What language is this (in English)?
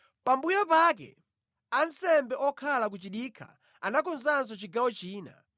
Nyanja